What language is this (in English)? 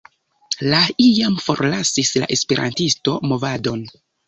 Esperanto